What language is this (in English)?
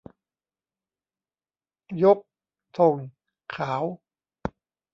Thai